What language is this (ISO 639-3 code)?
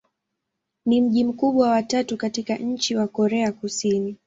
swa